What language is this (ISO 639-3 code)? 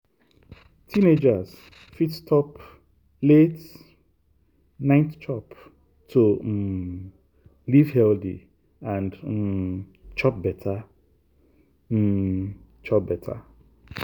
pcm